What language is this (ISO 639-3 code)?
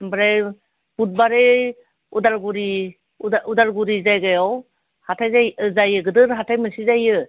brx